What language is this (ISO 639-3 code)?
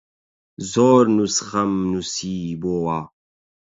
ckb